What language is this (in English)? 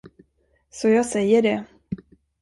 Swedish